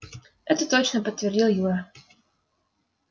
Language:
Russian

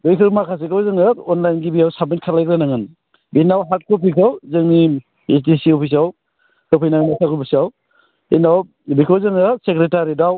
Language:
Bodo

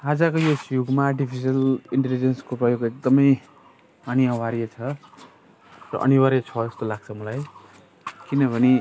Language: Nepali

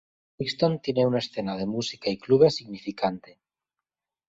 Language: Spanish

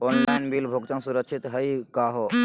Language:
Magahi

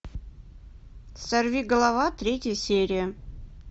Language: Russian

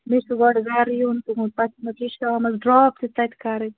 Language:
Kashmiri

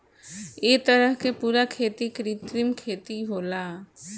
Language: Bhojpuri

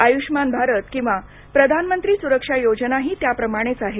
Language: Marathi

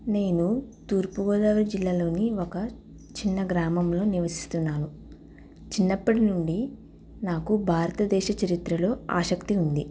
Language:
Telugu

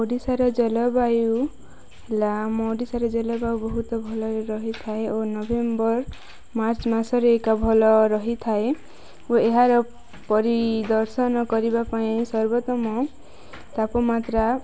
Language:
Odia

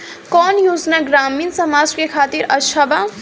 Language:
Bhojpuri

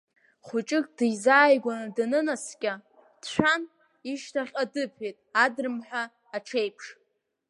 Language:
Abkhazian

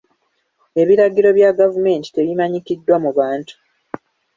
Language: Ganda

